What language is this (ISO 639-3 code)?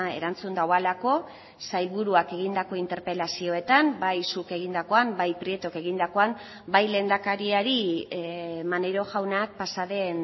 eus